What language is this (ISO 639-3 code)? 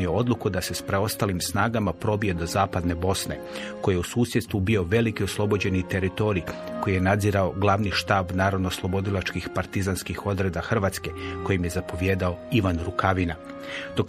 hrv